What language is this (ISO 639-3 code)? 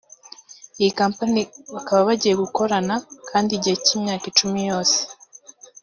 kin